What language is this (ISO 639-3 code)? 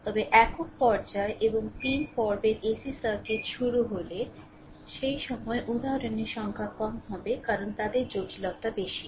ben